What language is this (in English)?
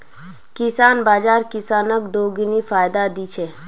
Magahi